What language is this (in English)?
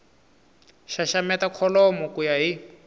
Tsonga